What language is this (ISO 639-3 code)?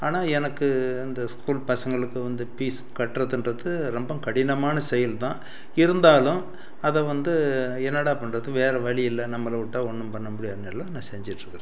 tam